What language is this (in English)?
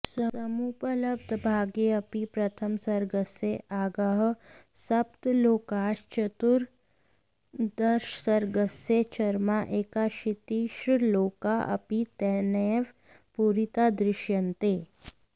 Sanskrit